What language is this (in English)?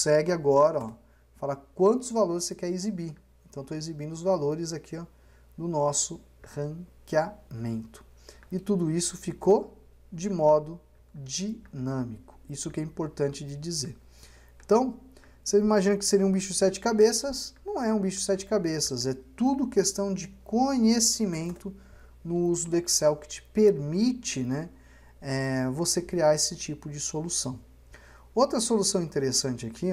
Portuguese